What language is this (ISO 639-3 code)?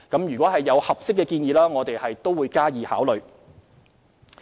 yue